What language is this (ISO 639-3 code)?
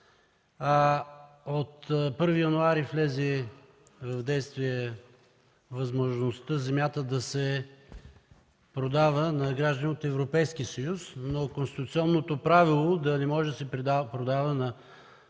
bul